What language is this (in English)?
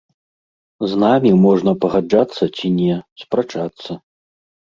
Belarusian